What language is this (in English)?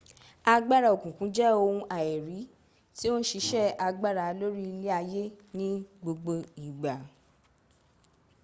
Yoruba